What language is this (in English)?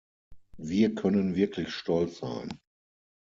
German